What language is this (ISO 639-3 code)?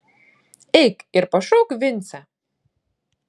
lit